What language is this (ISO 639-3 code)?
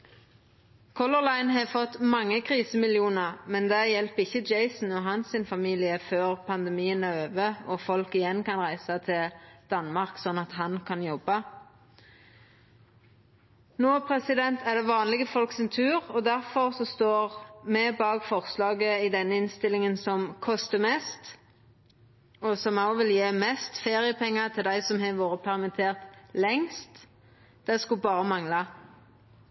nno